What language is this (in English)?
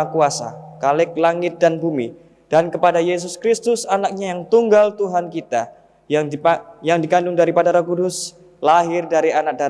Indonesian